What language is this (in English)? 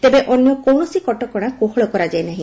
Odia